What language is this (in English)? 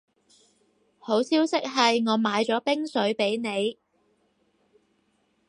Cantonese